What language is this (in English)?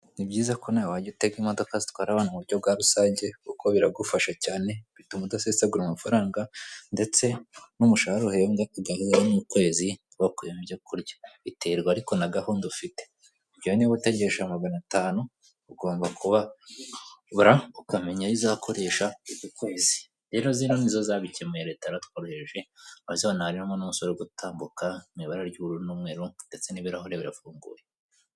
Kinyarwanda